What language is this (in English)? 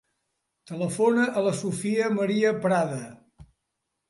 Catalan